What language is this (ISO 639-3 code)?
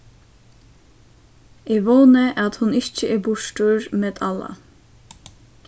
fao